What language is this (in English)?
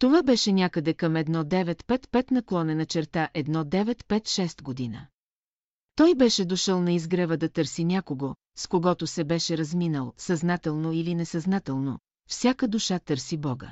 Bulgarian